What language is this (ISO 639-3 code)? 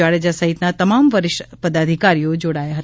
guj